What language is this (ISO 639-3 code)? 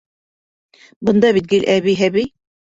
bak